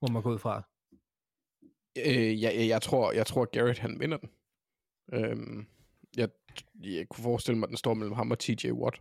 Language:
Danish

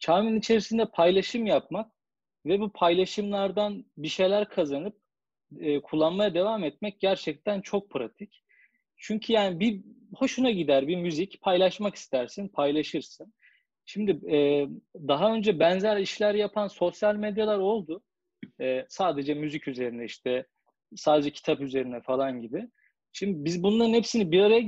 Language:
Turkish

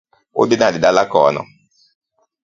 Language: Luo (Kenya and Tanzania)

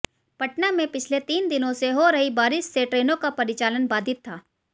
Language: Hindi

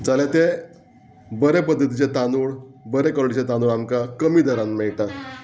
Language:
Konkani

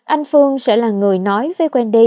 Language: Vietnamese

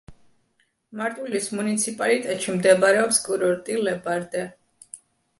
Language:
Georgian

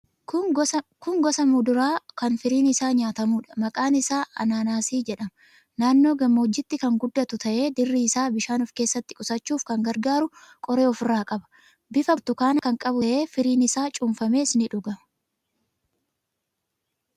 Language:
Oromo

